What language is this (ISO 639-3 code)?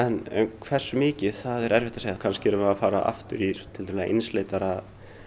isl